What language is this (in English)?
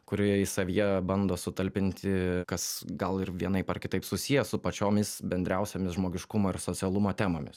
Lithuanian